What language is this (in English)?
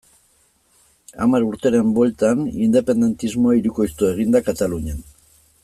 Basque